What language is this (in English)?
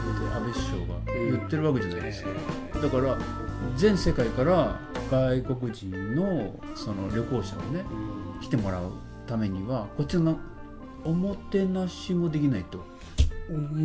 Japanese